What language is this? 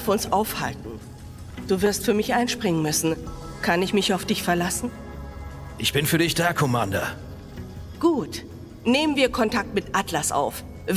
German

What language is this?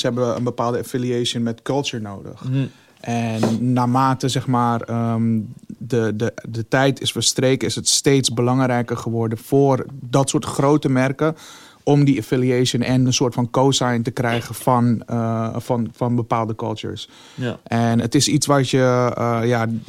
Dutch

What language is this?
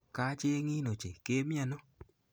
Kalenjin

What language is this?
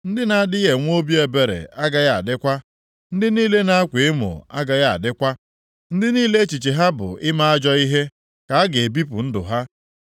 Igbo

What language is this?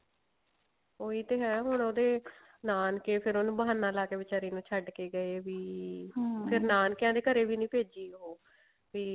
Punjabi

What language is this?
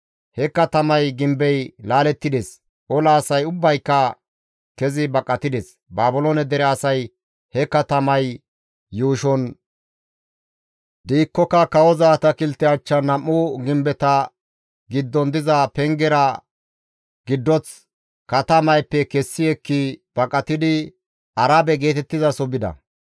Gamo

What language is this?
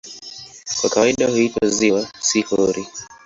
Swahili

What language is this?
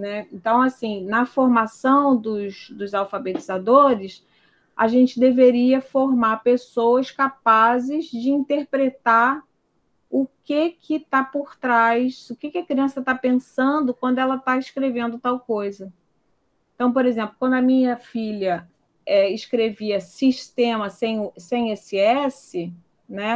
Portuguese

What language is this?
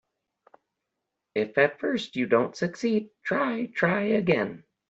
English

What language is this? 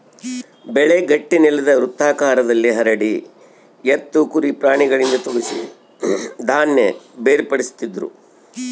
Kannada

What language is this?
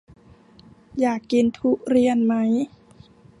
Thai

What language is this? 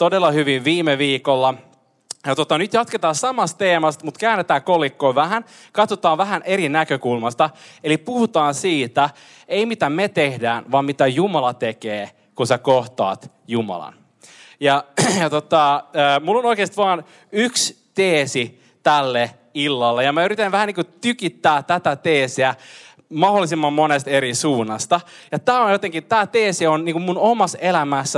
Finnish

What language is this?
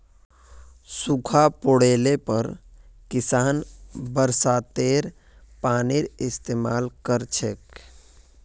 Magahi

